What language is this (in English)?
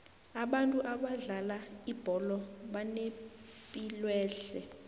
South Ndebele